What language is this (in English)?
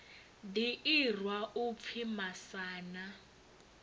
Venda